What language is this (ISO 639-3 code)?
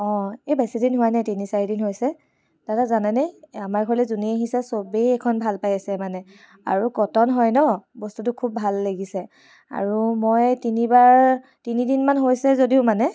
asm